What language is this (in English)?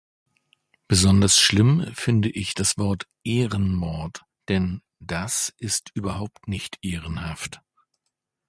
German